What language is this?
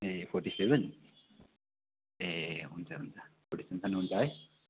Nepali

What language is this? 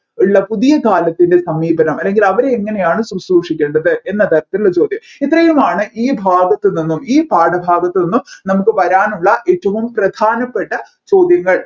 Malayalam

